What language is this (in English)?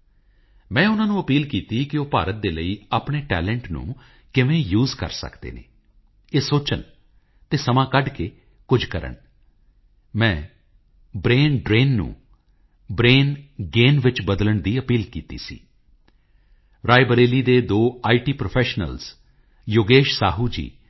Punjabi